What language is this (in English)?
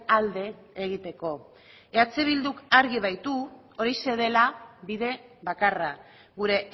Basque